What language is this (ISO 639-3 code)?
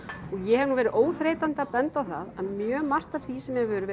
isl